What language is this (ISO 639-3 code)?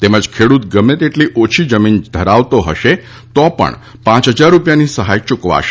guj